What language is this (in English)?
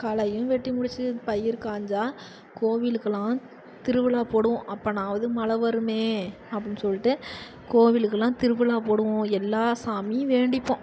Tamil